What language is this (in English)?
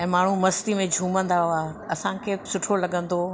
Sindhi